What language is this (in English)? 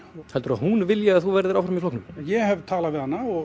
Icelandic